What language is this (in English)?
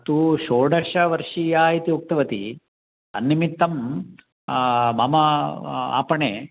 Sanskrit